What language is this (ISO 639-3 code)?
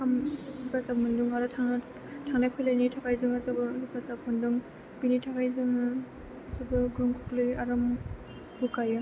brx